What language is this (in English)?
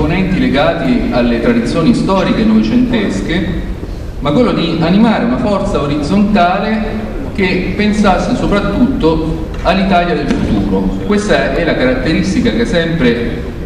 Italian